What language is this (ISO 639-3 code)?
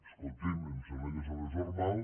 cat